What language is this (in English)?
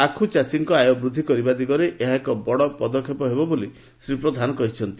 Odia